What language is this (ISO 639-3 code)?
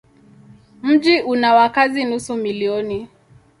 swa